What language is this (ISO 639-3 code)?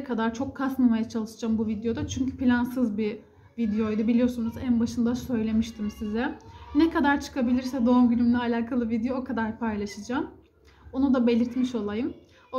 tur